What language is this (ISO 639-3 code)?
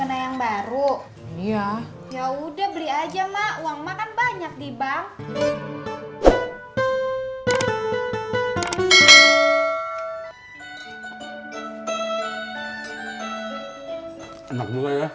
ind